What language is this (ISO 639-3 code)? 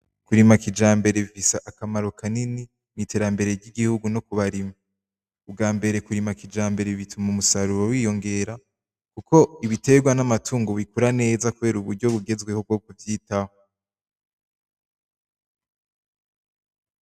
run